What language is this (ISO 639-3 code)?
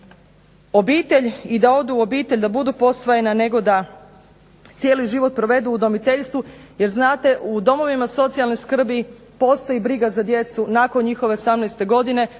hrv